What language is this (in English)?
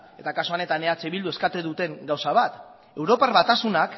Basque